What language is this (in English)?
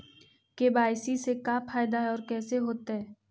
Magahi